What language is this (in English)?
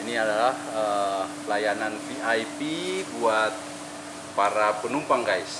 Indonesian